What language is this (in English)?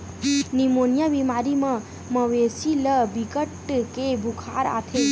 Chhattisgarhi